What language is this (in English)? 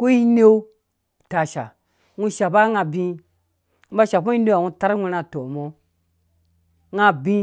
Dũya